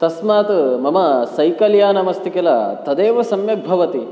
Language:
Sanskrit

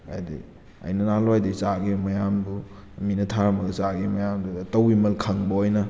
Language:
Manipuri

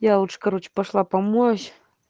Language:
Russian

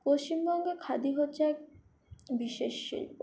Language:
Bangla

